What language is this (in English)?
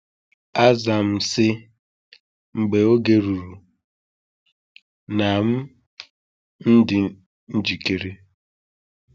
Igbo